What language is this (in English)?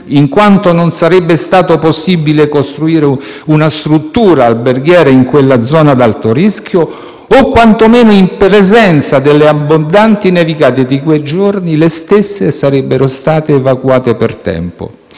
Italian